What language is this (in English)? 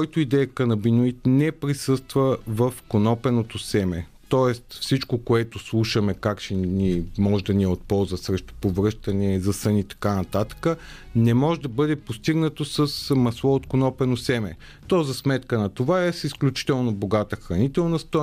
Bulgarian